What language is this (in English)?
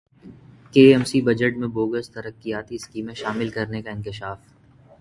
Urdu